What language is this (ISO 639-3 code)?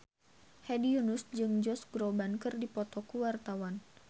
sun